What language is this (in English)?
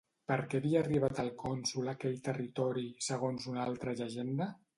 Catalan